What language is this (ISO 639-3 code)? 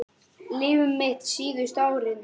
isl